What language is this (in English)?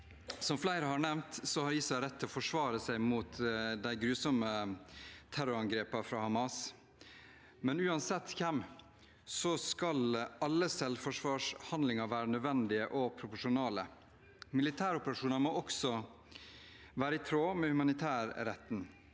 Norwegian